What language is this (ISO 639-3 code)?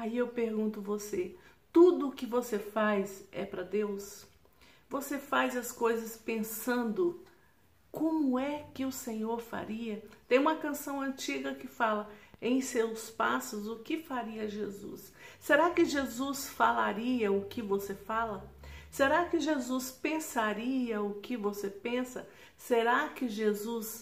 por